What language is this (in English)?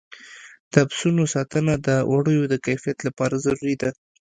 Pashto